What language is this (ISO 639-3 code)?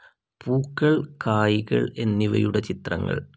mal